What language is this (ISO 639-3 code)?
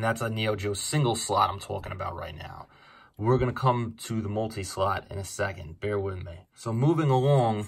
eng